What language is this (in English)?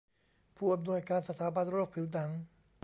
Thai